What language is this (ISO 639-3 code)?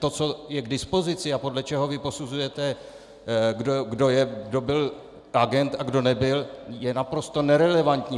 ces